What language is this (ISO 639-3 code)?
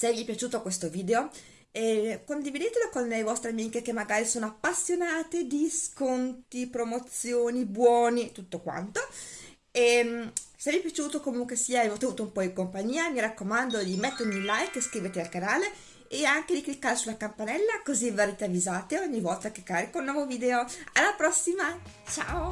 ita